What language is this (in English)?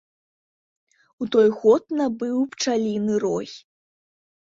Belarusian